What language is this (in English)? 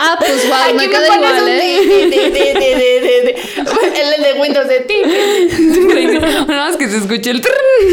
Spanish